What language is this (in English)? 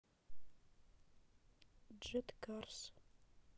Russian